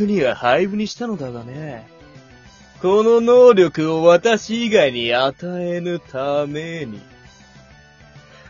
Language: Japanese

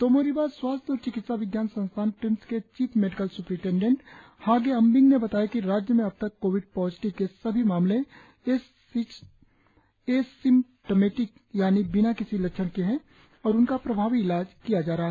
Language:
Hindi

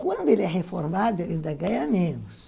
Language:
Portuguese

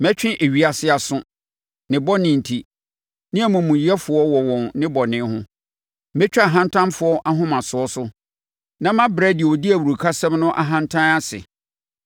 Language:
Akan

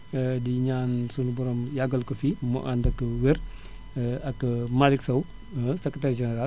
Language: Wolof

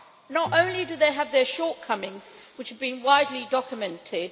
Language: English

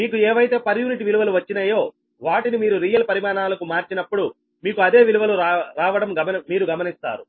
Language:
Telugu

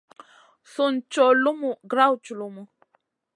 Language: Masana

